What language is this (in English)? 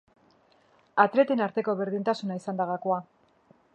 Basque